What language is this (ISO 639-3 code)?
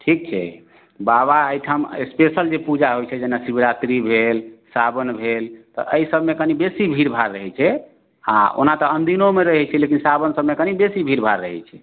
mai